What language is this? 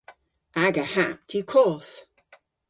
Cornish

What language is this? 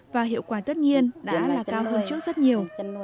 Vietnamese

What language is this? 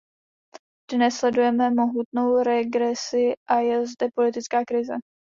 Czech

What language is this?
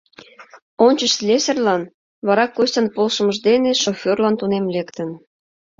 Mari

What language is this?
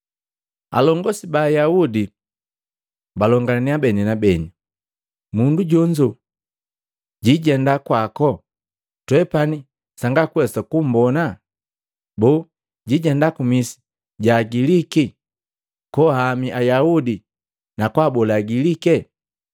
Matengo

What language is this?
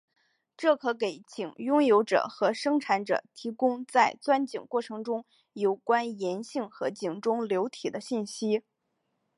Chinese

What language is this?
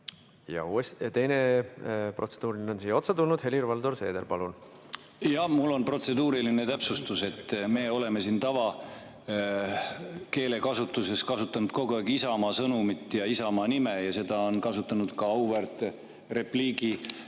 Estonian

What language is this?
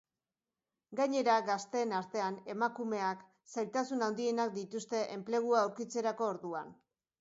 Basque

